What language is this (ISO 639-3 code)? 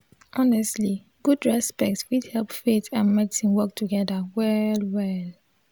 pcm